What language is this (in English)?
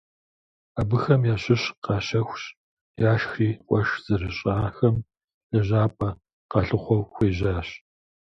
Kabardian